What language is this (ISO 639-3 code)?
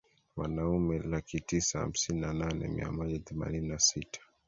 swa